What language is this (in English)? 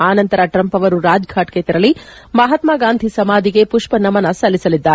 Kannada